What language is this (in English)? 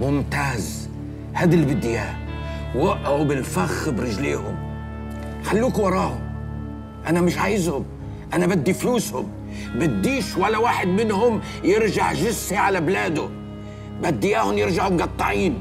Arabic